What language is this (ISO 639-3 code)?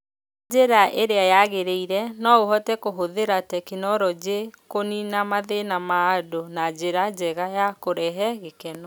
kik